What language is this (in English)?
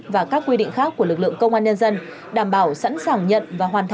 Vietnamese